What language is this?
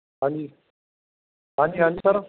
Punjabi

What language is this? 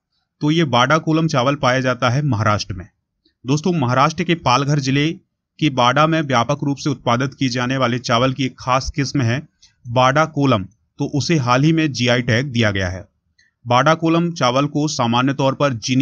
Hindi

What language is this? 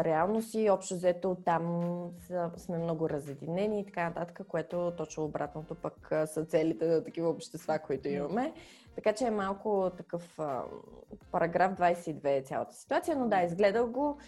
Bulgarian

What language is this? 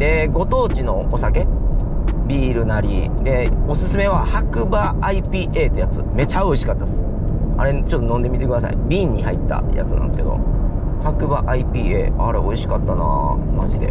Japanese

